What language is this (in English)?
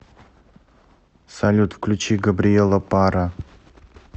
Russian